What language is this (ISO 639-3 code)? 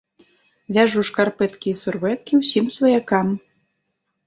bel